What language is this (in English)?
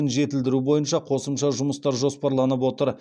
Kazakh